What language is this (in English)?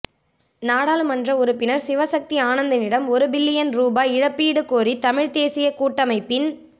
Tamil